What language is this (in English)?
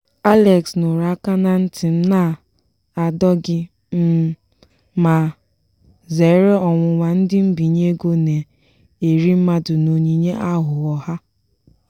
Igbo